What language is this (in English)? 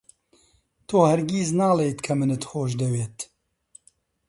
Central Kurdish